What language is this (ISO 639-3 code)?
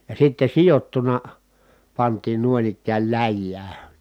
fin